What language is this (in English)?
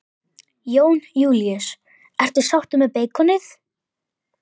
Icelandic